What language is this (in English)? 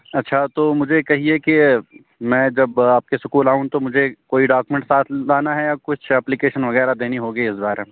Urdu